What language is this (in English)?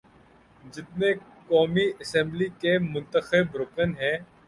Urdu